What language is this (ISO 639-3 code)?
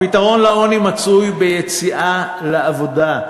heb